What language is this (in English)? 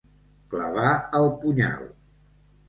Catalan